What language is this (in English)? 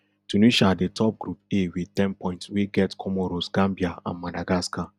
Nigerian Pidgin